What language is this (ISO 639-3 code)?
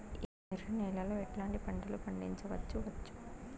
tel